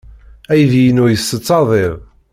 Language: Kabyle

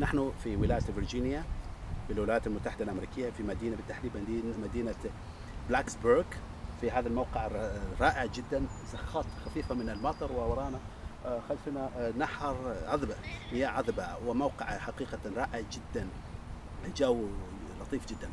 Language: Arabic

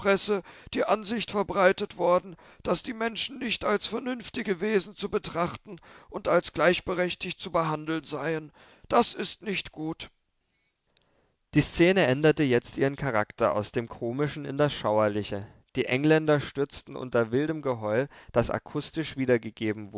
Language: German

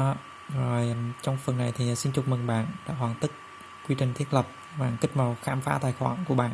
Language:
Vietnamese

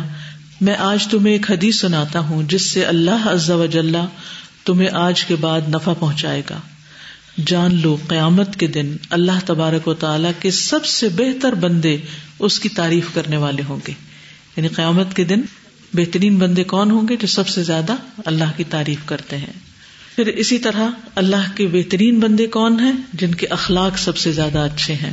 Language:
Urdu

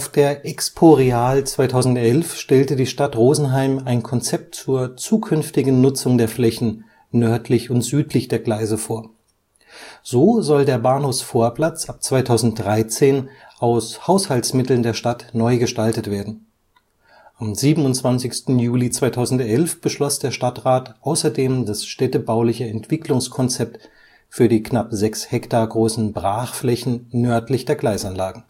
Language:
German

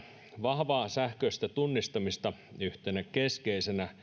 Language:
Finnish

